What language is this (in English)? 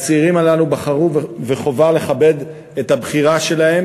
Hebrew